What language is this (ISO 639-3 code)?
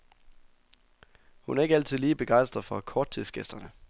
dan